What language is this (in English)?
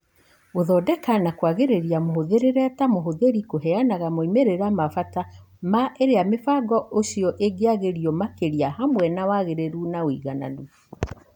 Kikuyu